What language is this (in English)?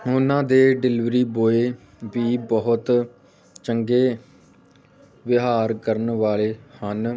Punjabi